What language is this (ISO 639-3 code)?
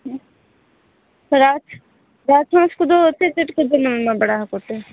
sat